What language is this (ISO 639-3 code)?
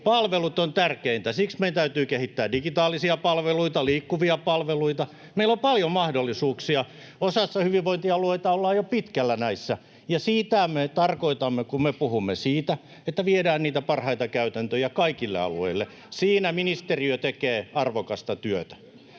fin